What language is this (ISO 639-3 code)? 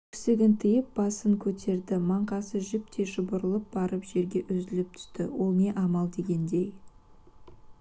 kaz